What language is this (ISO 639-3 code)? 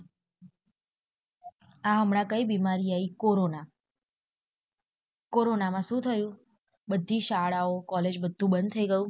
guj